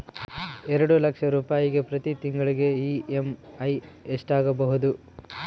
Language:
Kannada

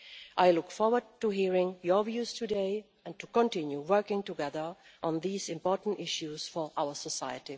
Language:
English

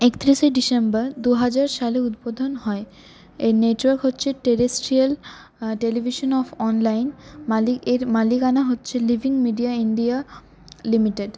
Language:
Bangla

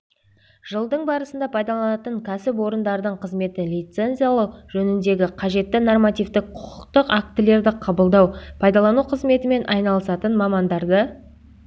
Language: Kazakh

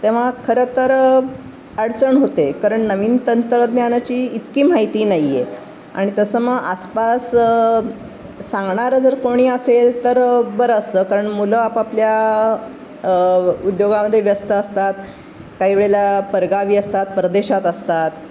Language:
Marathi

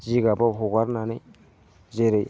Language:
Bodo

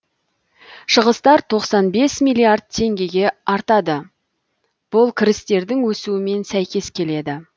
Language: Kazakh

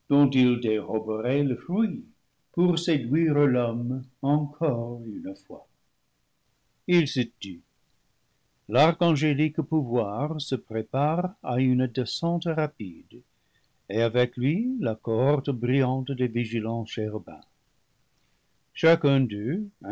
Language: French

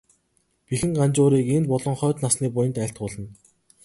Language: Mongolian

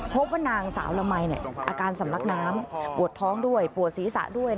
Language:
Thai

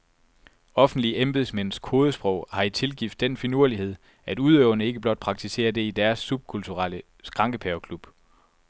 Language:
Danish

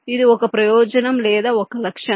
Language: Telugu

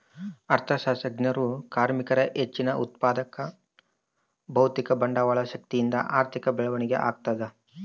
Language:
Kannada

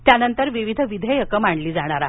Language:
Marathi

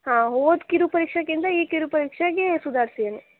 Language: Kannada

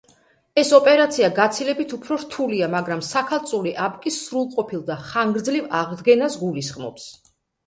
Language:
Georgian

